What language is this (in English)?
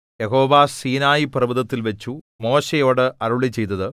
Malayalam